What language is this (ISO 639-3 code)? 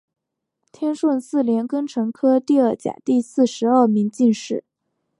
zho